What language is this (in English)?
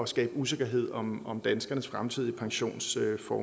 Danish